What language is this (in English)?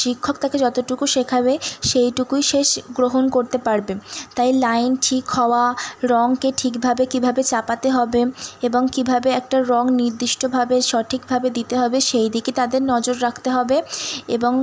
Bangla